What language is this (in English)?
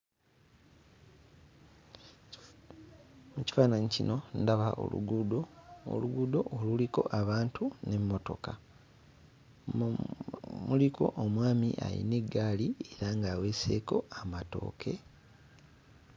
Ganda